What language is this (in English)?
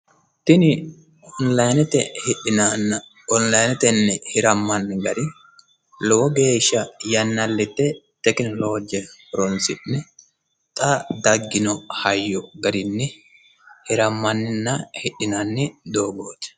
Sidamo